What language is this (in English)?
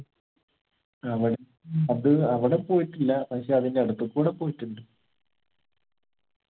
Malayalam